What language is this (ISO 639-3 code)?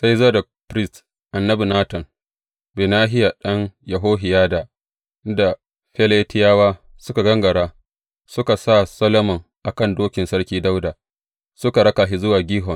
hau